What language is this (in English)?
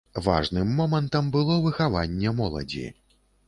Belarusian